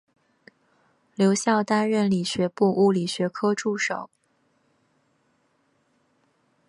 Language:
Chinese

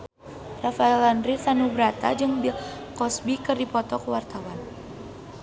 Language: Sundanese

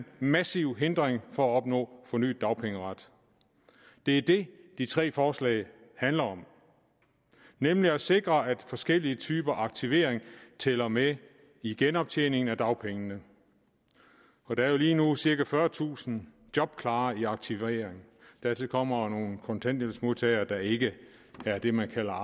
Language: Danish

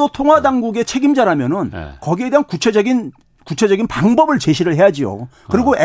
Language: Korean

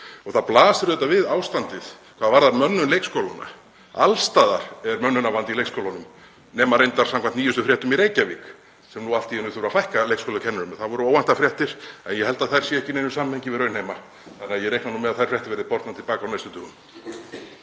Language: Icelandic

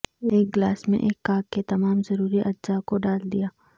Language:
Urdu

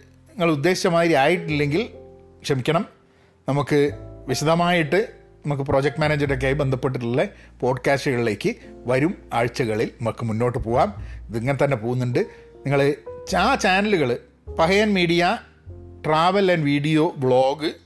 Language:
Malayalam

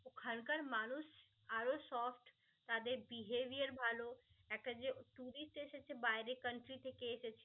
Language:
Bangla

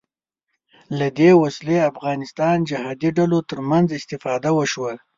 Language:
Pashto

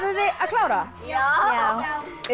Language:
Icelandic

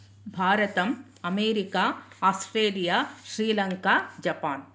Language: Sanskrit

